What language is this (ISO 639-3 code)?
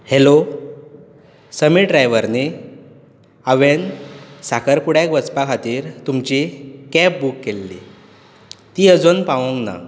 kok